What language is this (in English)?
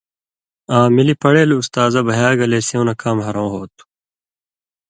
Indus Kohistani